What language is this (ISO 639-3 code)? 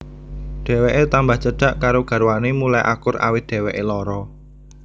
jav